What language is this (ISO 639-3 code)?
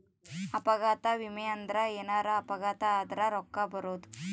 kan